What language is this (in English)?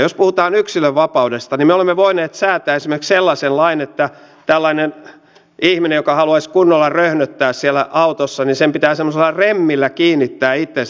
Finnish